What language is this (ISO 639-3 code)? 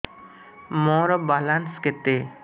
ori